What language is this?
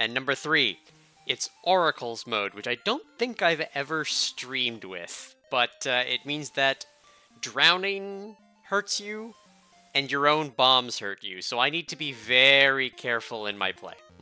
English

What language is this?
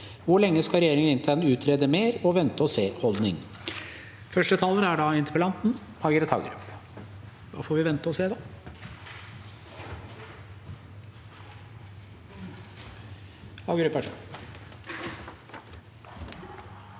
Norwegian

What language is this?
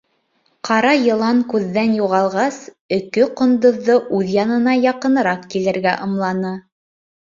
Bashkir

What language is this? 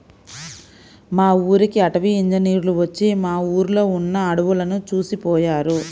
Telugu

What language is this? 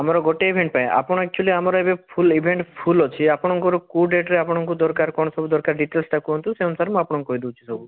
Odia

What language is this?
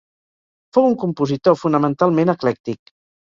Catalan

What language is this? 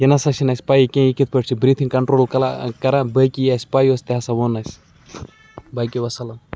Kashmiri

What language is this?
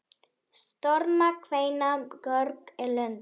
Icelandic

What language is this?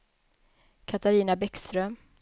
Swedish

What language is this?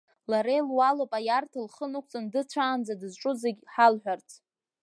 Abkhazian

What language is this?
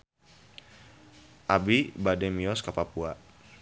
Sundanese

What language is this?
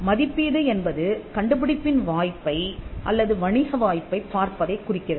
Tamil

